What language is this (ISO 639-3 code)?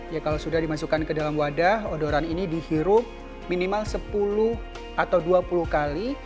ind